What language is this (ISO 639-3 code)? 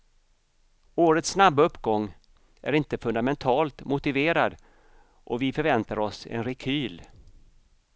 swe